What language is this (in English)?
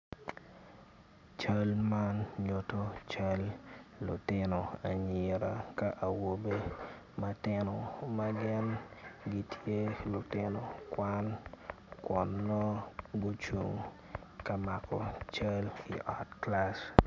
Acoli